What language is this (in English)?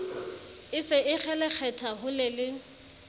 Southern Sotho